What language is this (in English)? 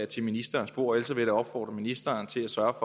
Danish